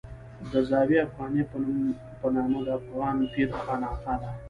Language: Pashto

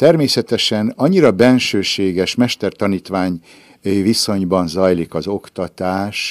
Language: Hungarian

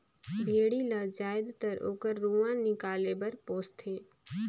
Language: Chhattisgarhi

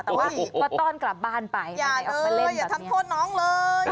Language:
Thai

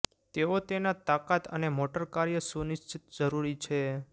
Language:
Gujarati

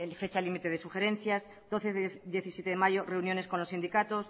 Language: Spanish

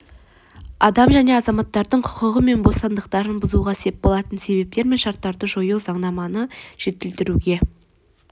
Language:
Kazakh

